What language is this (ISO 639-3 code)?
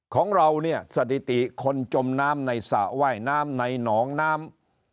tha